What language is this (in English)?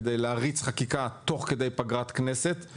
Hebrew